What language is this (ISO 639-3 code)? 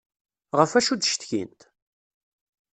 kab